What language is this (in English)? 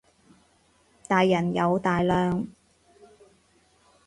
Cantonese